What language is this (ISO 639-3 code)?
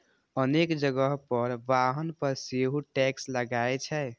mai